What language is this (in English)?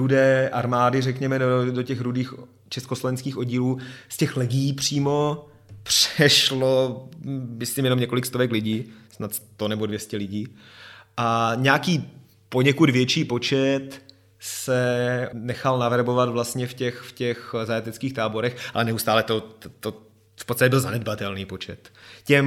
Czech